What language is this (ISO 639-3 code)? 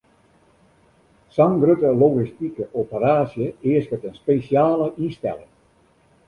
fry